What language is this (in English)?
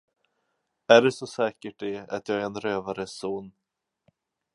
Swedish